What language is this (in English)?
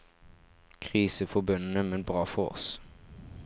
Norwegian